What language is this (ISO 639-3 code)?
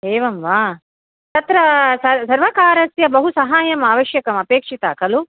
san